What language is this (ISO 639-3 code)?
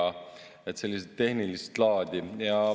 est